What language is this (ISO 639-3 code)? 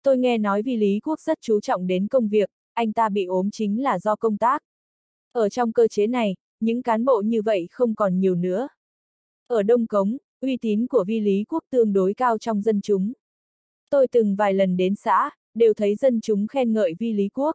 vie